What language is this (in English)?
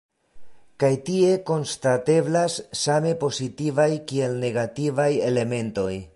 Esperanto